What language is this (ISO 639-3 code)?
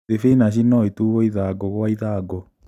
kik